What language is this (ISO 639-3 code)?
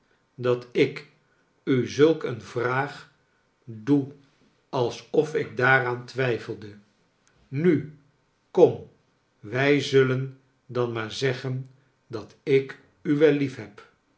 nld